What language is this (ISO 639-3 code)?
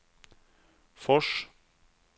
swe